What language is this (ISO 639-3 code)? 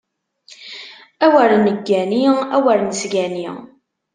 kab